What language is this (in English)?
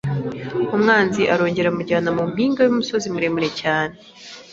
Kinyarwanda